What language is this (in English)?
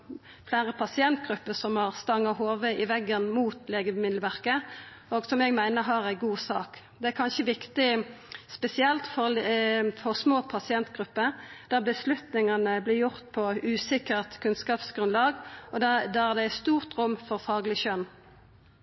Norwegian Nynorsk